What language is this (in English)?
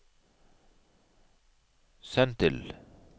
Norwegian